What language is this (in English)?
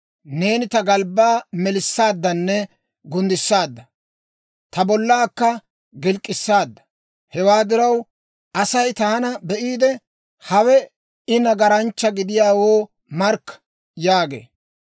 Dawro